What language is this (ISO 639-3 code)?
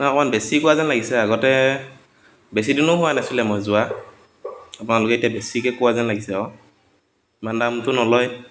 asm